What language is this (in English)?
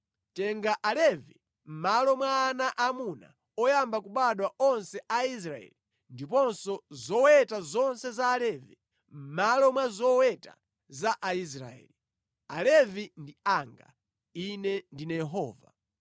Nyanja